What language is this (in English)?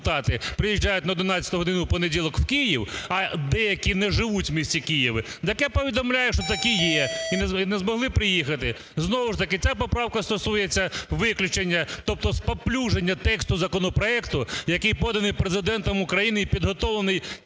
Ukrainian